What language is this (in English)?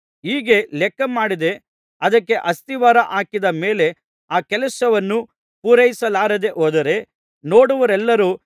Kannada